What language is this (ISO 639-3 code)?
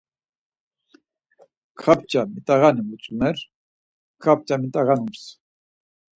lzz